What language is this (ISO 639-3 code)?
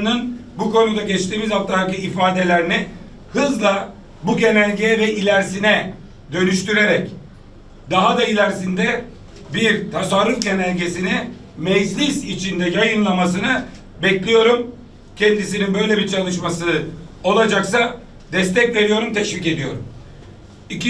tur